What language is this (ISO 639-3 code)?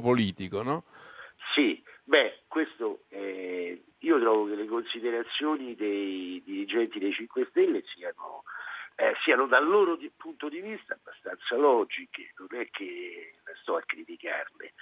ita